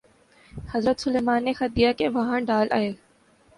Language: Urdu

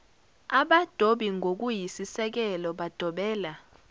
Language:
Zulu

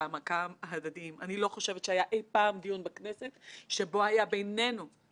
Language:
Hebrew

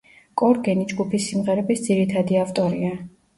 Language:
Georgian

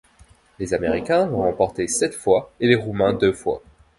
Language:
French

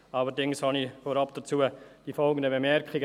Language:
Swiss German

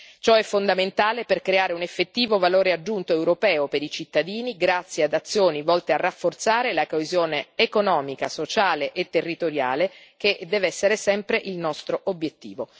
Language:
Italian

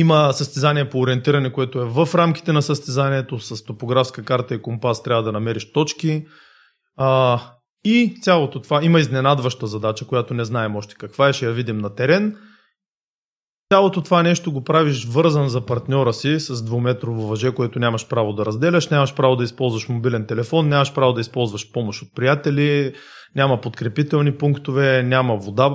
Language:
Bulgarian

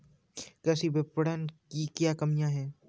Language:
Hindi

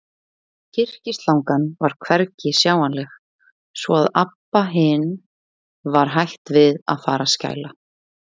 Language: Icelandic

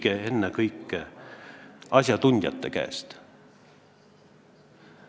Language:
Estonian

